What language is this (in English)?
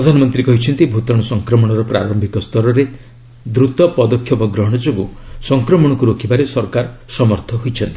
Odia